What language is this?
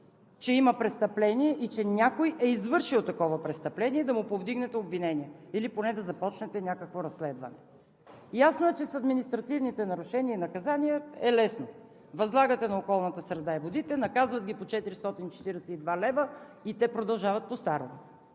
Bulgarian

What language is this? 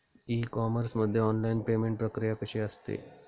Marathi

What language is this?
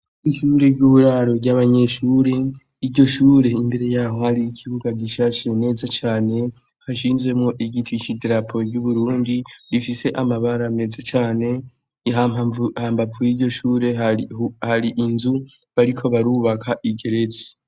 Rundi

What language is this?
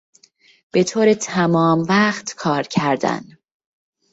Persian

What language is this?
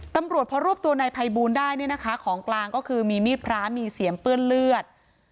Thai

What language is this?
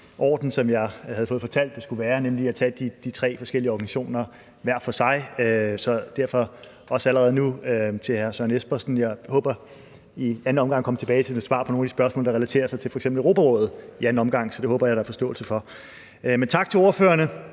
Danish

